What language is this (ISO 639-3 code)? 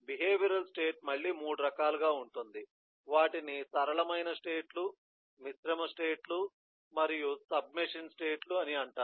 tel